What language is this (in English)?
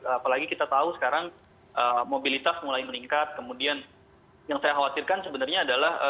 Indonesian